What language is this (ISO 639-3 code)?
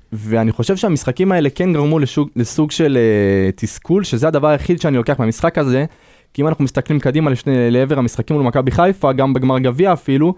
heb